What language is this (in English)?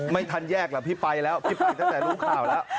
Thai